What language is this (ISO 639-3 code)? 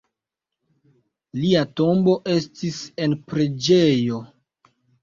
epo